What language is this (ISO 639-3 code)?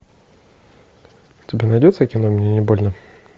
rus